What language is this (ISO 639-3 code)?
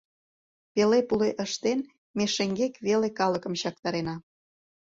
chm